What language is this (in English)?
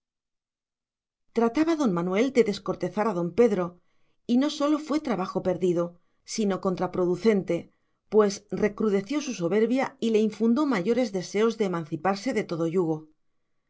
Spanish